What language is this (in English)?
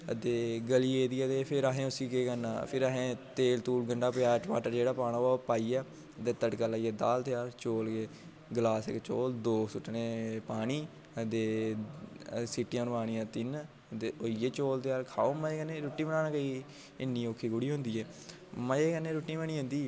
Dogri